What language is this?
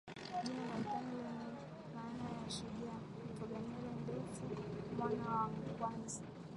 Swahili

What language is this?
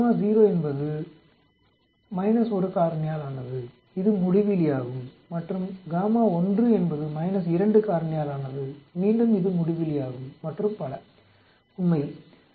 Tamil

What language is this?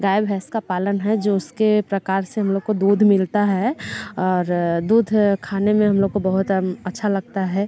Hindi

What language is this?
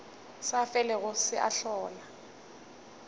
Northern Sotho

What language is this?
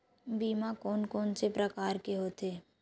Chhattisgarhi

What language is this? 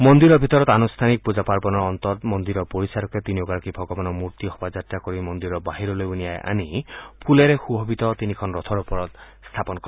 Assamese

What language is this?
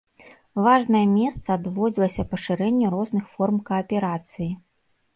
Belarusian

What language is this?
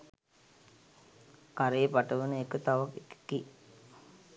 Sinhala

